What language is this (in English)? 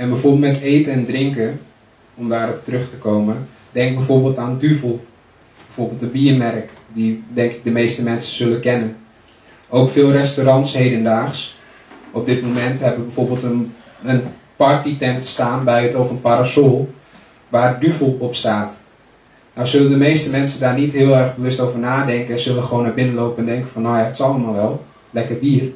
Dutch